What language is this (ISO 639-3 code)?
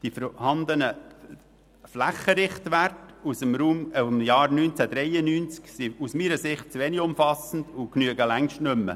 gsw